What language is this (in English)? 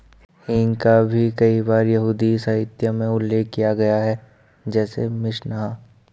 Hindi